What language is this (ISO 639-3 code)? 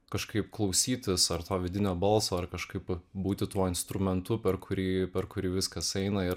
lit